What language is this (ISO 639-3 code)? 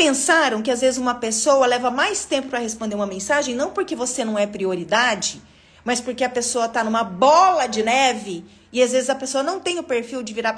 por